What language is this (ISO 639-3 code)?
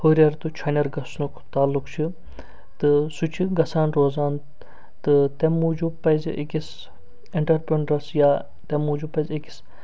kas